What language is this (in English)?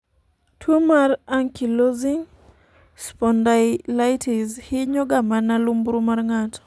Luo (Kenya and Tanzania)